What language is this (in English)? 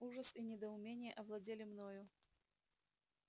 Russian